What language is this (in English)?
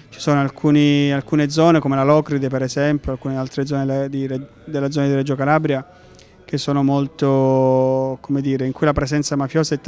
Italian